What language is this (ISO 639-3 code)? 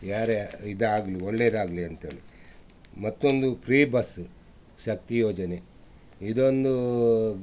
kan